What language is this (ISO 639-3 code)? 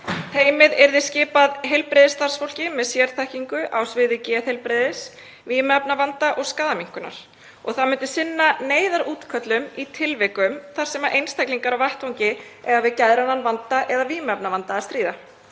isl